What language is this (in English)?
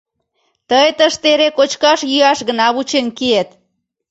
Mari